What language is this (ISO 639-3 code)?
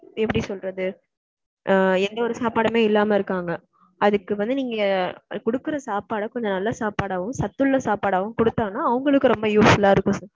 tam